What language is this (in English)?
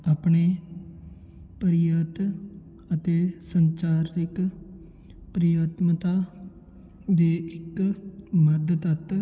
Punjabi